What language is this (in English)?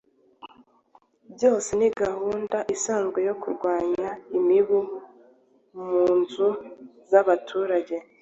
Kinyarwanda